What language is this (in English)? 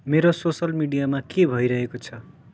Nepali